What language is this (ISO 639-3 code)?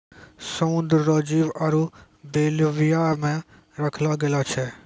mai